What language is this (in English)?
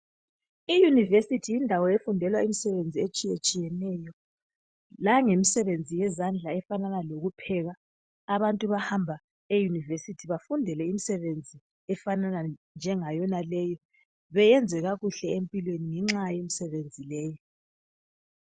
North Ndebele